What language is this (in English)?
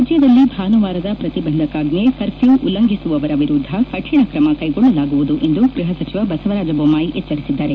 Kannada